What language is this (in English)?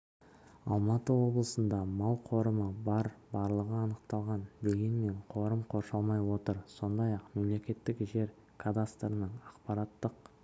Kazakh